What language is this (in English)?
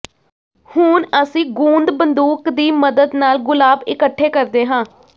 Punjabi